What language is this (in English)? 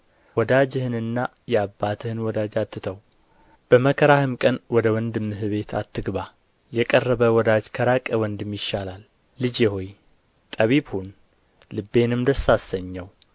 Amharic